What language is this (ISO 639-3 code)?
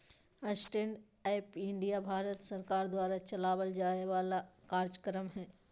mag